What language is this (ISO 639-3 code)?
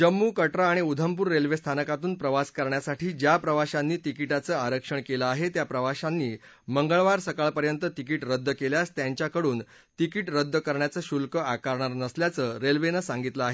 mar